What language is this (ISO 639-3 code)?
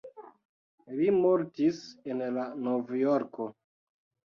epo